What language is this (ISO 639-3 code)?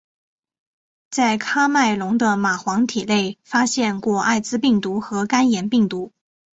zho